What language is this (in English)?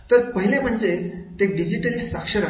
Marathi